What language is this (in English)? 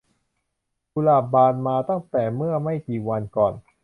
Thai